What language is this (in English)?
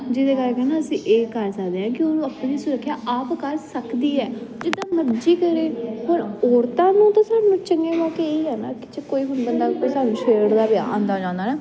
Punjabi